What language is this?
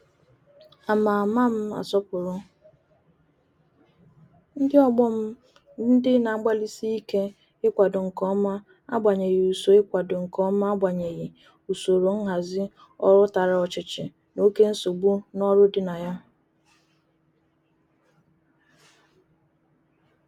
Igbo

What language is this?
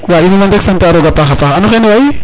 Serer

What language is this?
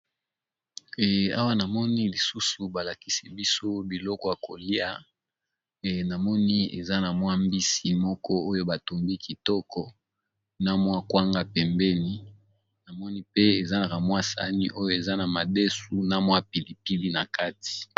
Lingala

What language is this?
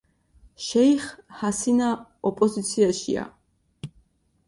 Georgian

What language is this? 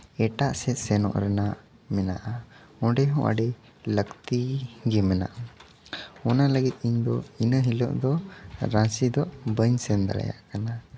Santali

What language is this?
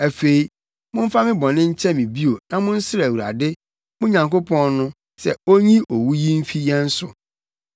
Akan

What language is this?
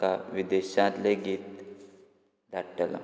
Konkani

